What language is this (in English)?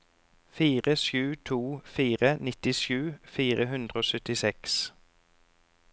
Norwegian